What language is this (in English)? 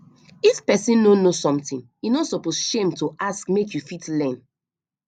Nigerian Pidgin